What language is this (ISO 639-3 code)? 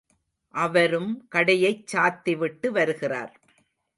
tam